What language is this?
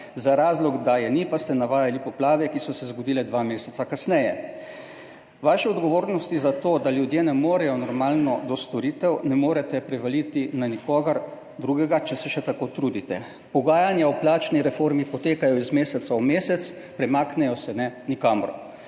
Slovenian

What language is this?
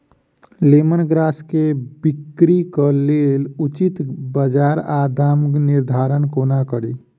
Maithili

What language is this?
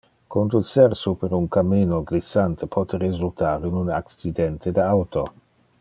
Interlingua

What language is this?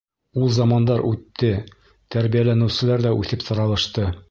Bashkir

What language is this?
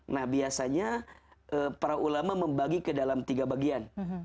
Indonesian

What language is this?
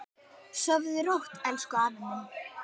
Icelandic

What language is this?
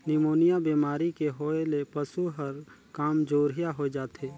Chhattisgarhi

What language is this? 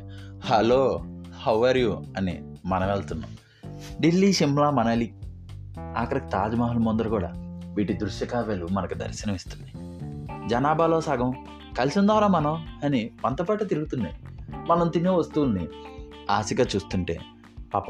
Telugu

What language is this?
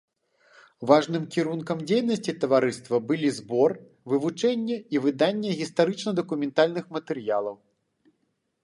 Belarusian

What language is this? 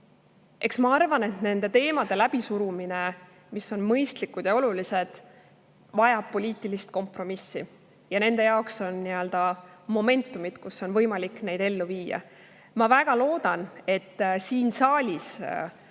Estonian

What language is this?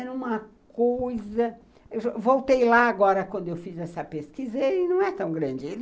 Portuguese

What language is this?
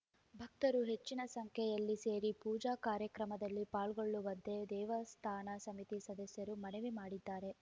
Kannada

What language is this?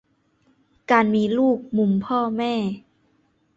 Thai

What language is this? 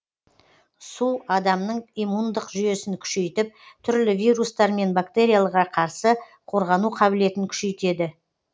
Kazakh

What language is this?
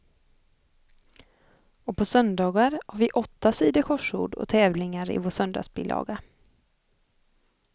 Swedish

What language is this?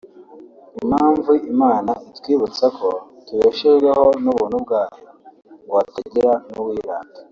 Kinyarwanda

